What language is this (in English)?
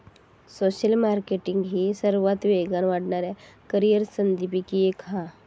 Marathi